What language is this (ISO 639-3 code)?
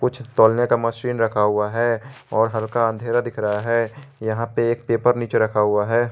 hin